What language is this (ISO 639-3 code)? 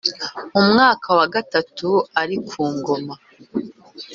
kin